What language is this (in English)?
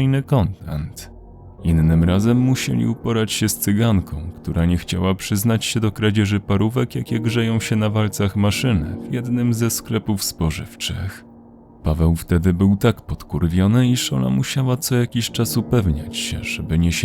Polish